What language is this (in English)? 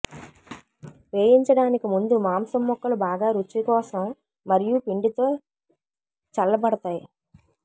Telugu